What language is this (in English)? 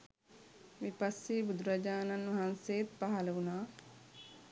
Sinhala